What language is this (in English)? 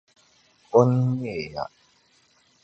Dagbani